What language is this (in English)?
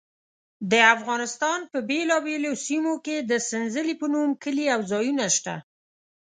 Pashto